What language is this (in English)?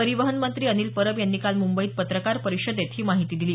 Marathi